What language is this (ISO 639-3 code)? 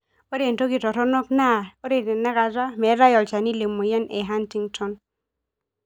mas